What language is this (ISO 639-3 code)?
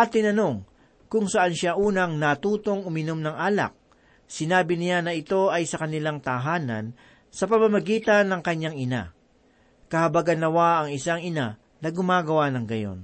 fil